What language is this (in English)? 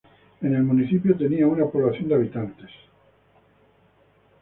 Spanish